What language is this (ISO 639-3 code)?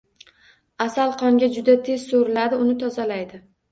uzb